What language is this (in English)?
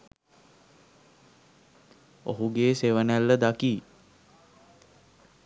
Sinhala